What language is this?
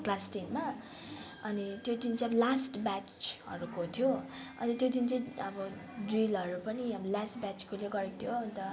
Nepali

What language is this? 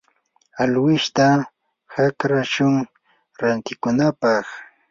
Yanahuanca Pasco Quechua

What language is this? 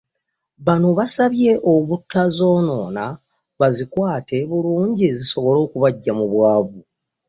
Ganda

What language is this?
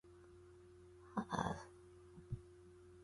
Chinese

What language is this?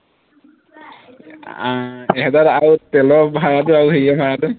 Assamese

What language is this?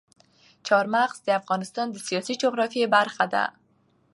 Pashto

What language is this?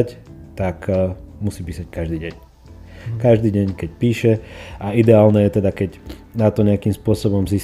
Slovak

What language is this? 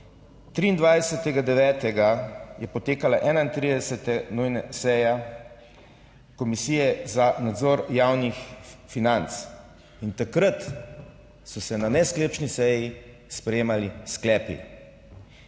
Slovenian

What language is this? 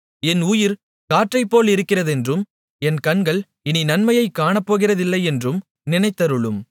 Tamil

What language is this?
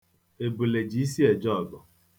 Igbo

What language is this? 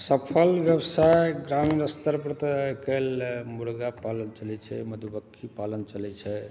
Maithili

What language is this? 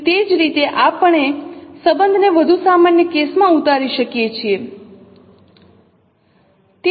Gujarati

